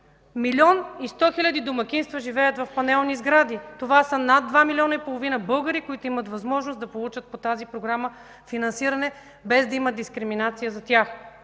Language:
Bulgarian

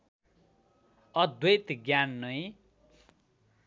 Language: Nepali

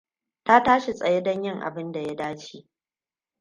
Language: Hausa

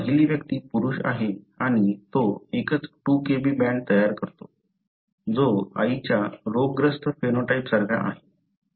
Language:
Marathi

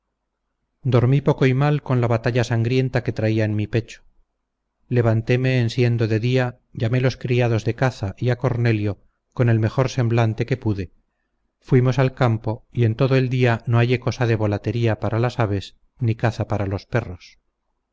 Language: Spanish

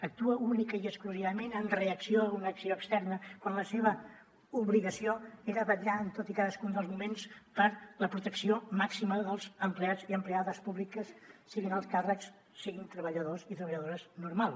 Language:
Catalan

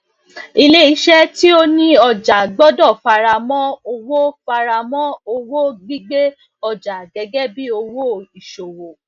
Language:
Yoruba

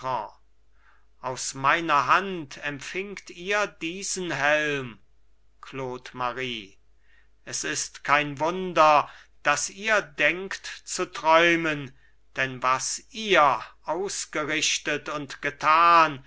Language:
German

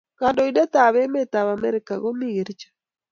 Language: Kalenjin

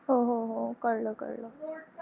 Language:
Marathi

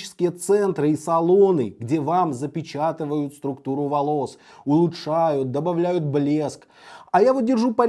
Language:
Russian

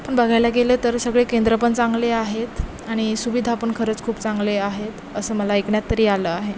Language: Marathi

